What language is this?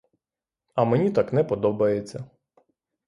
Ukrainian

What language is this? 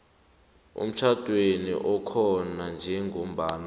South Ndebele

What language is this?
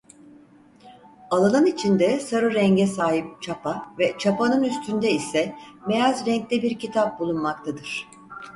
Turkish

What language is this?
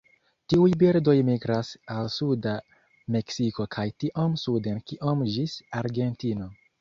Esperanto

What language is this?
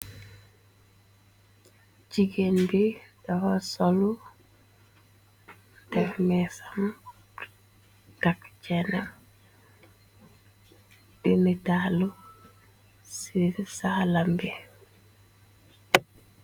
Wolof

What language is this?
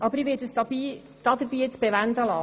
Swiss German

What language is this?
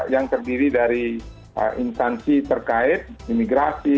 Indonesian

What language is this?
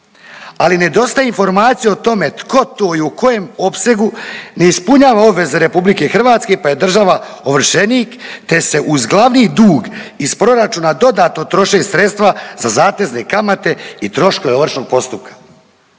Croatian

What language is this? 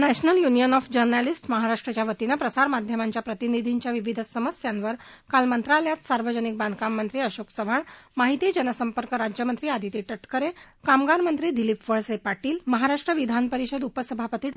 Marathi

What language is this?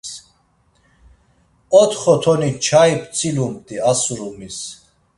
Laz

